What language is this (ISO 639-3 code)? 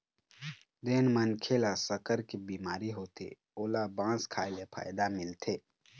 hne